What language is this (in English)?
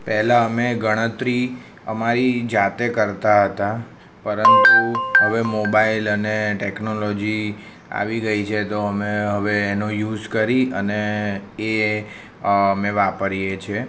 Gujarati